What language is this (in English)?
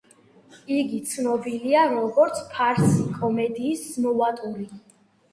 Georgian